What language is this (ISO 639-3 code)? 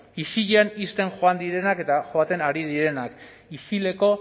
eus